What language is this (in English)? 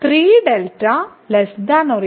Malayalam